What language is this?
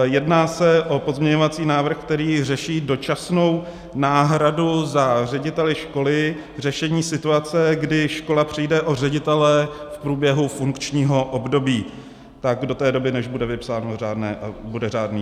Czech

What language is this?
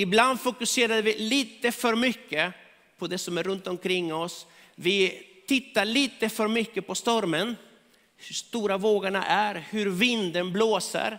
Swedish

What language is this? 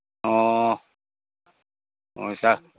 Manipuri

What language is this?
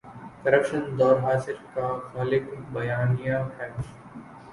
Urdu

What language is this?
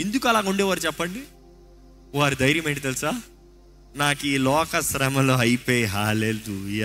Telugu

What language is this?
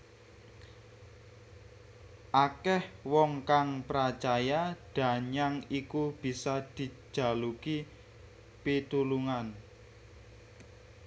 Javanese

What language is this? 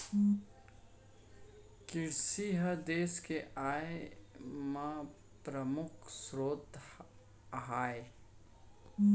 Chhattisgarhi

